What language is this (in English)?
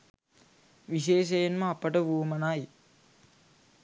Sinhala